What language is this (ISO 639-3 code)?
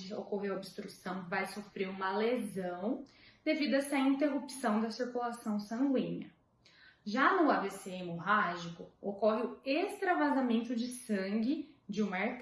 por